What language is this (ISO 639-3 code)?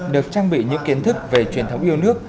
vie